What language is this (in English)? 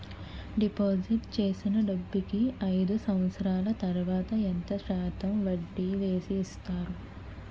Telugu